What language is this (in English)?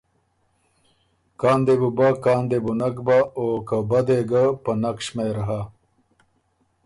Ormuri